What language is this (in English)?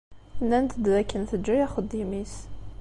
Kabyle